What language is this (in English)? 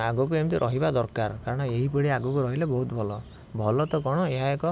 Odia